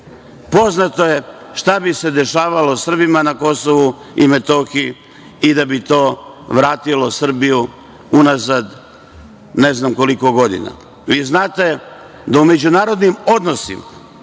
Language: Serbian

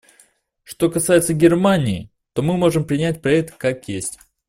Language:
Russian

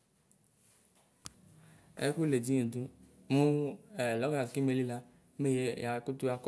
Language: Ikposo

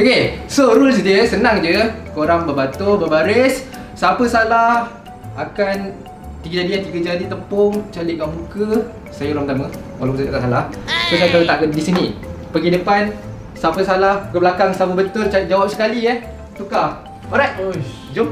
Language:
Malay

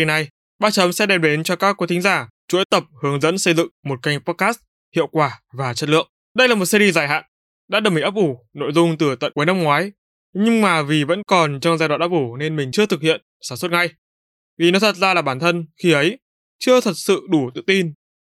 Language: Vietnamese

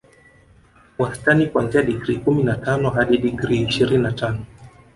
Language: Swahili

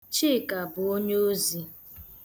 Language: Igbo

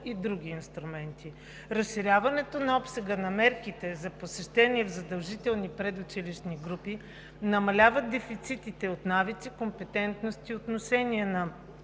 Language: Bulgarian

